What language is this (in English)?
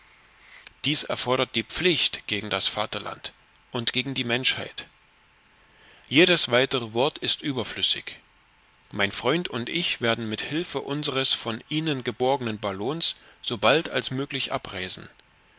German